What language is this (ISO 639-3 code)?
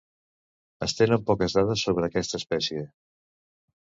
cat